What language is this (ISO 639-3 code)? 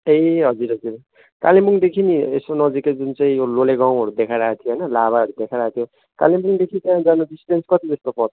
nep